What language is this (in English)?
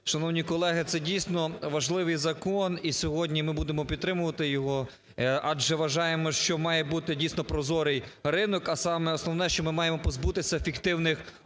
Ukrainian